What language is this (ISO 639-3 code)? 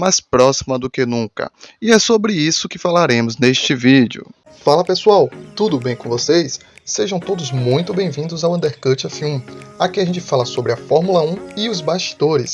por